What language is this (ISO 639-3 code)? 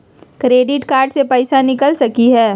mag